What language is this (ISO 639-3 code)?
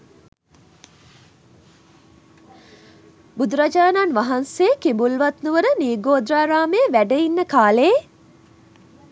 sin